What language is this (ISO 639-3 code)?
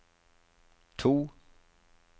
nor